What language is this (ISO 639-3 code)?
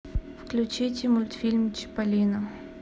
rus